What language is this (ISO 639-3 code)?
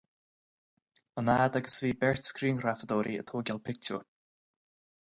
gle